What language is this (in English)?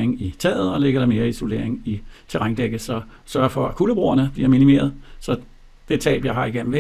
Danish